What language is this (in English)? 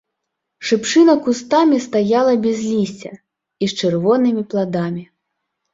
Belarusian